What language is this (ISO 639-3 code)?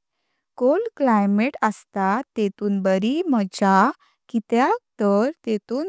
kok